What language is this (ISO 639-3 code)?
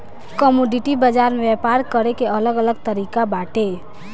bho